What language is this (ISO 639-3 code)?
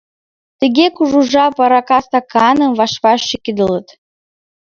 chm